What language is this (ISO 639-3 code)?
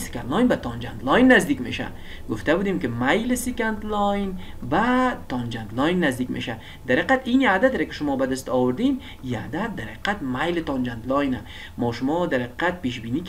fas